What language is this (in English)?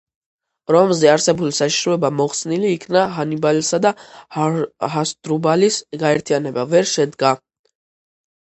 Georgian